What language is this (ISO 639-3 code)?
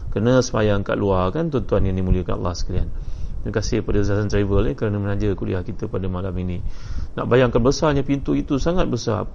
msa